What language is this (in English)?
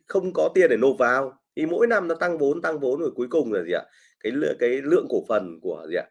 Vietnamese